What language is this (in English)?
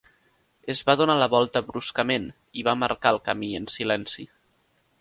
Catalan